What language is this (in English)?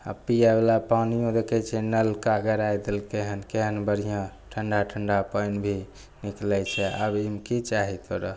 Maithili